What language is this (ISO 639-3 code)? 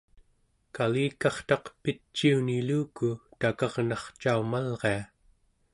esu